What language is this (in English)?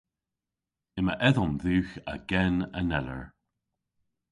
Cornish